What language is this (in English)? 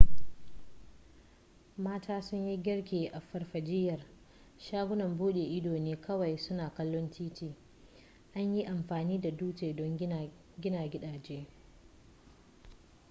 Hausa